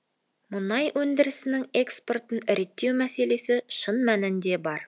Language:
Kazakh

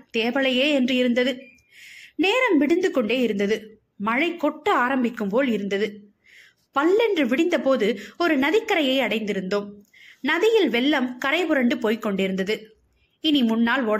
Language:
Tamil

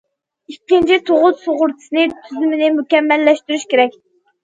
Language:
Uyghur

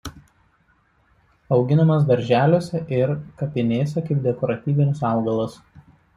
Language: Lithuanian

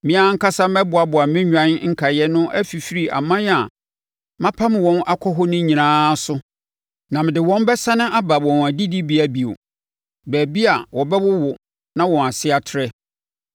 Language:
Akan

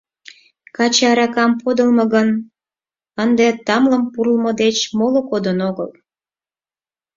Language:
Mari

